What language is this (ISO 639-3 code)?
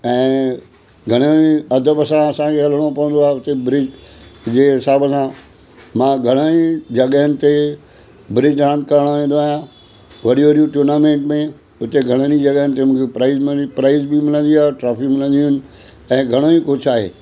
snd